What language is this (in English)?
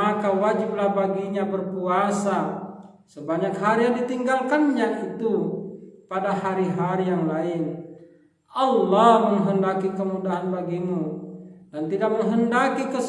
Indonesian